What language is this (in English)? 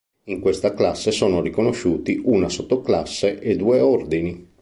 Italian